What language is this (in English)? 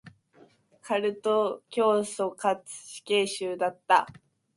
Japanese